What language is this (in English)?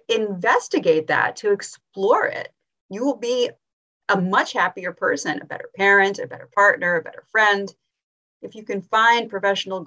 English